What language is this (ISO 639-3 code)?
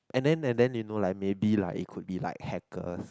eng